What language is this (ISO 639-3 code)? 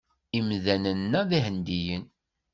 kab